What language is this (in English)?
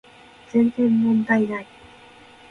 Japanese